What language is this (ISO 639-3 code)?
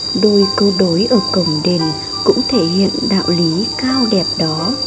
vie